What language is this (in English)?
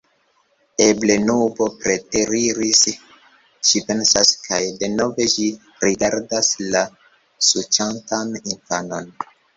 Esperanto